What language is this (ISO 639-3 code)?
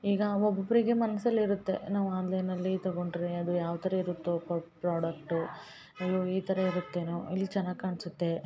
kan